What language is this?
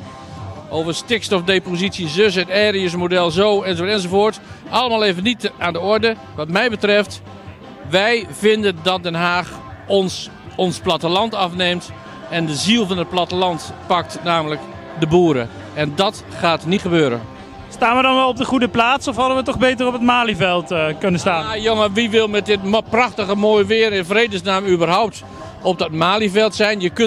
Dutch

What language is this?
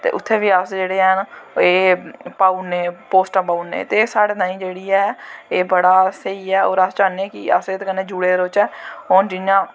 Dogri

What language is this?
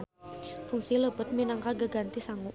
Sundanese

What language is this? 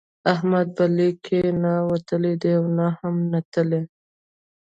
Pashto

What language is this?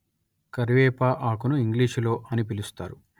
Telugu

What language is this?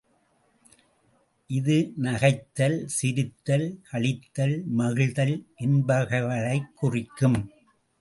Tamil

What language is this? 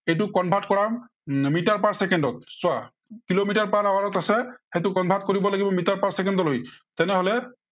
Assamese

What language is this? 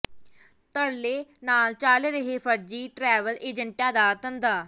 Punjabi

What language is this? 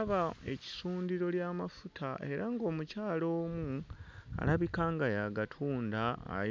Ganda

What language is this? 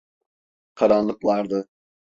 Turkish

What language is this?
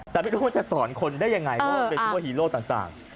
Thai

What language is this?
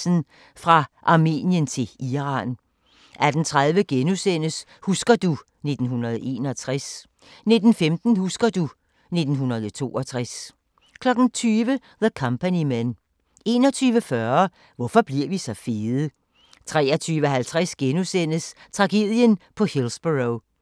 Danish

